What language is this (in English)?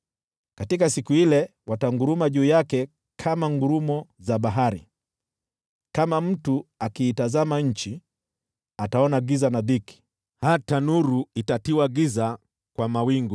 Swahili